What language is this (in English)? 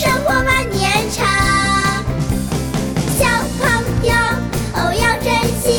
Chinese